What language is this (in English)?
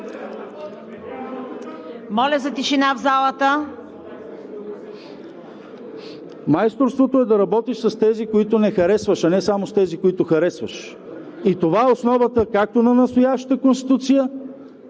Bulgarian